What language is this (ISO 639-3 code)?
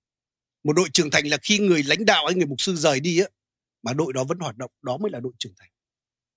vie